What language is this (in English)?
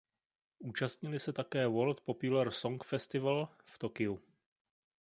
Czech